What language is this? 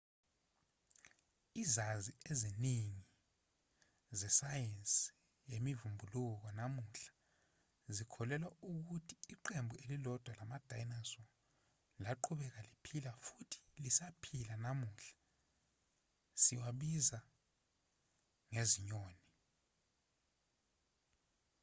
Zulu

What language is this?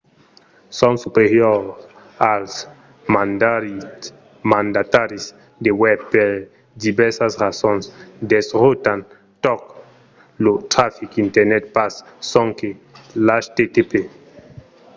Occitan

